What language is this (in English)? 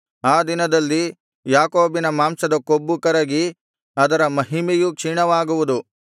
Kannada